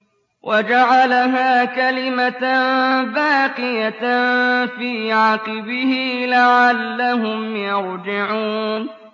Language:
Arabic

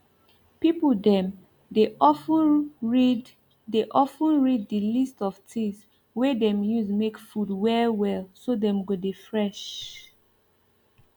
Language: Nigerian Pidgin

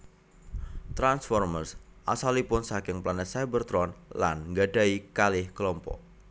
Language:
Javanese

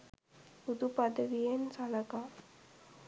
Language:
Sinhala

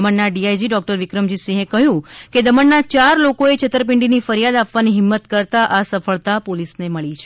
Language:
Gujarati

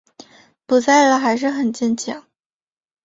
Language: Chinese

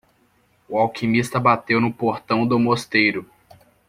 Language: Portuguese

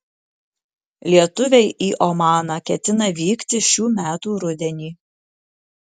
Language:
Lithuanian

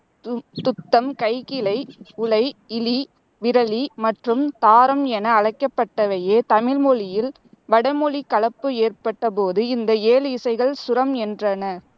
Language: Tamil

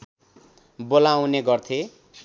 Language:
Nepali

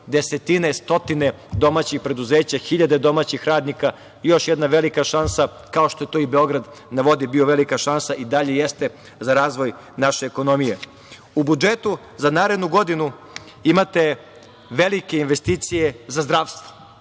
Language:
Serbian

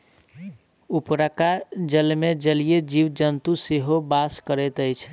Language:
Maithili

